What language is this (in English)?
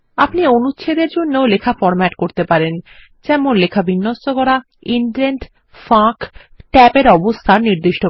Bangla